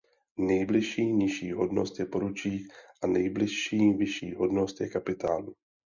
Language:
Czech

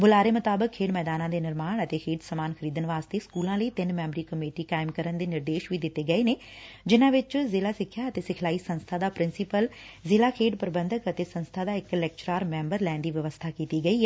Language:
Punjabi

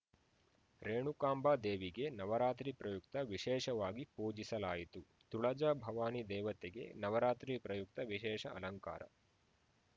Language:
Kannada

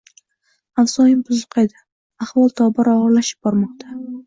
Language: Uzbek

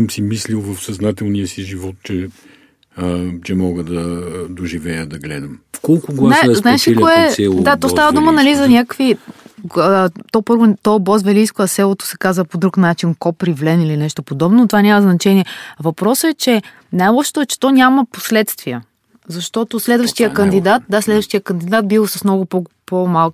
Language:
Bulgarian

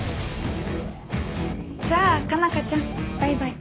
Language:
Japanese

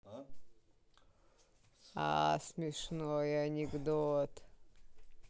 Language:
Russian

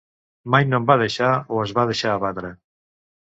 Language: Catalan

